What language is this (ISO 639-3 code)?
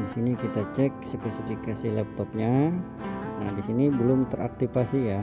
ind